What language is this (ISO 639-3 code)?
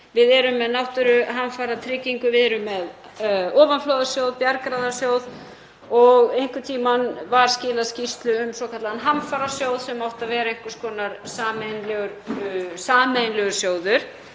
isl